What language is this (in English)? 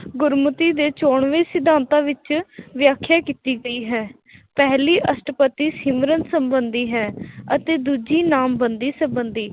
Punjabi